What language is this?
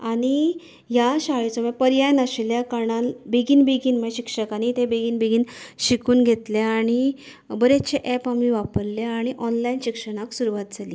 Konkani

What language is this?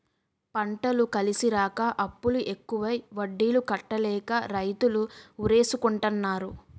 Telugu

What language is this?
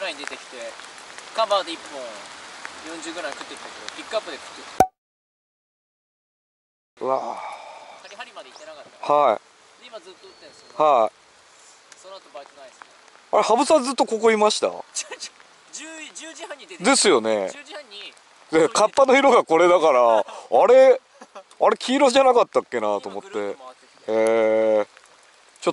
Japanese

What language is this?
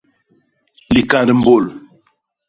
Basaa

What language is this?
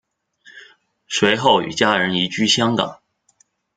Chinese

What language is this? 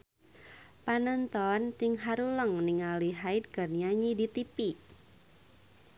Sundanese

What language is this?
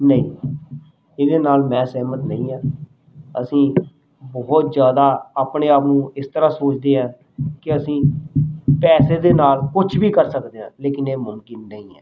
Punjabi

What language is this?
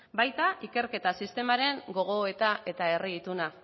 Basque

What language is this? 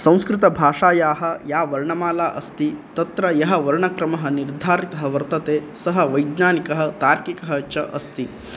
Sanskrit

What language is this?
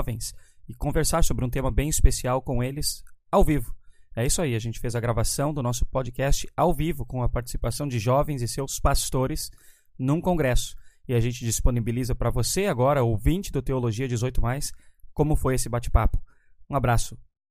Portuguese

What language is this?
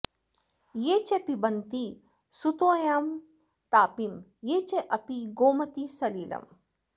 Sanskrit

